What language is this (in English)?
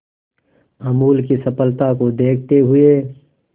Hindi